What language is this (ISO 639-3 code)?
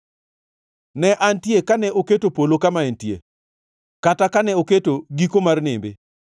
luo